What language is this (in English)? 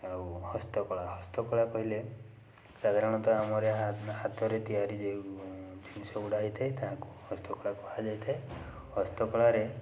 Odia